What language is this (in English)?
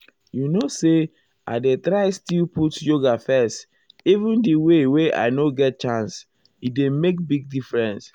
Nigerian Pidgin